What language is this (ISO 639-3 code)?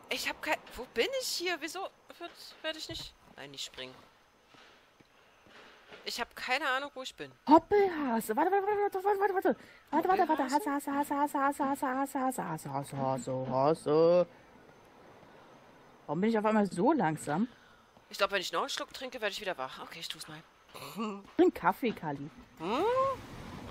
deu